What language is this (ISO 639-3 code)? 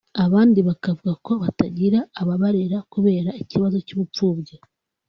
kin